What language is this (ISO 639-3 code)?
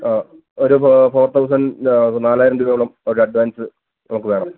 mal